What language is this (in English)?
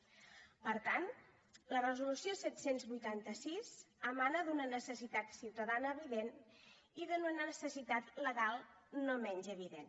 Catalan